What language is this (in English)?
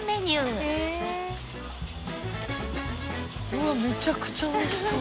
Japanese